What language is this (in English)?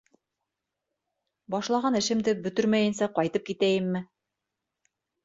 Bashkir